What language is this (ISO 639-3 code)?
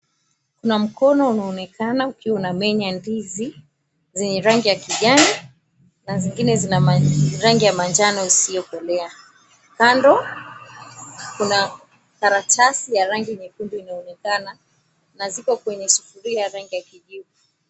swa